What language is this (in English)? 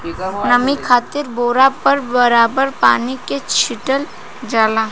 Bhojpuri